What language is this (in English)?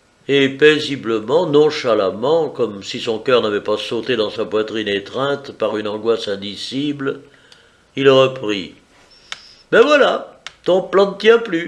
French